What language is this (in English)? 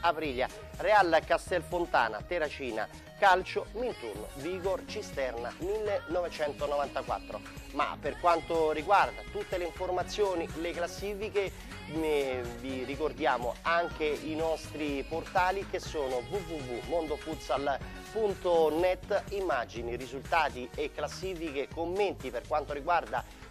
Italian